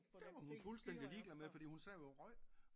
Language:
Danish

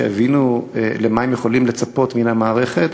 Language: Hebrew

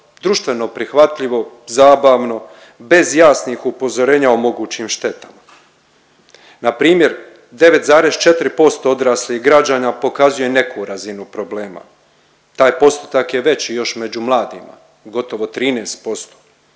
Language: Croatian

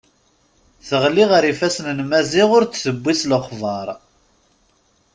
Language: Kabyle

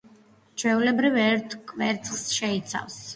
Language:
Georgian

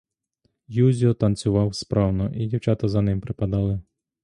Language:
Ukrainian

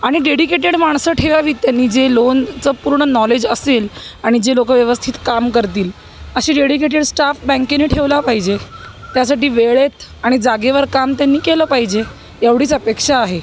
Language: Marathi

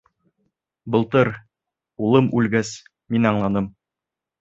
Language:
Bashkir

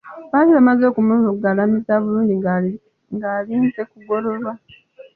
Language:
Ganda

